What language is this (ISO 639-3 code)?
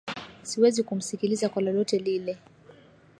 swa